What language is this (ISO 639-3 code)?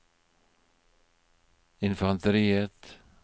nor